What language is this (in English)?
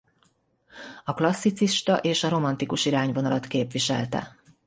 Hungarian